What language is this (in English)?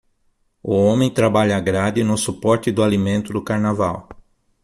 Portuguese